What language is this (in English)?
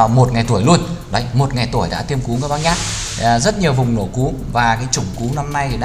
Vietnamese